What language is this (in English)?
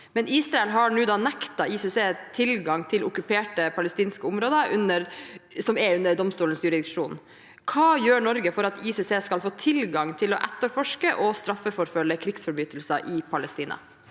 Norwegian